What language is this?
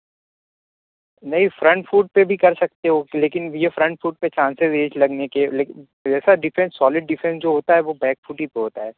Urdu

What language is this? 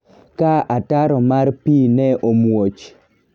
Luo (Kenya and Tanzania)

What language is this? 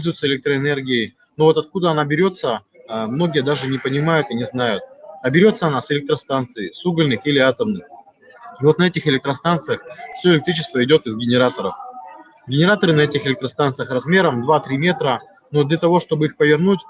Russian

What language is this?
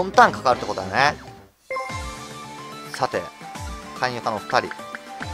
Japanese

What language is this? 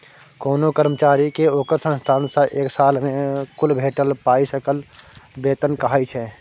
Maithili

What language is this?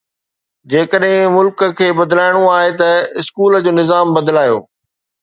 Sindhi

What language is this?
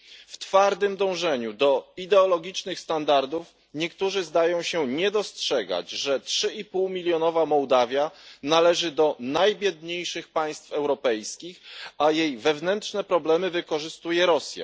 Polish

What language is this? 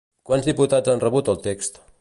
Catalan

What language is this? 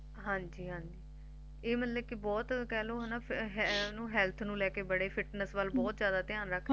Punjabi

